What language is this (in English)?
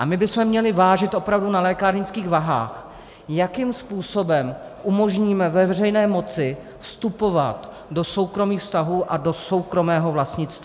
Czech